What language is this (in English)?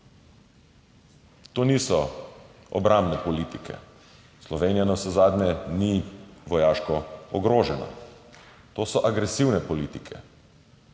Slovenian